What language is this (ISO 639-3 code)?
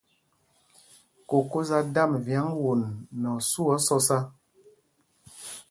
mgg